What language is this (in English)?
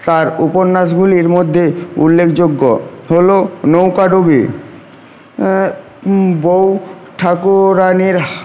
Bangla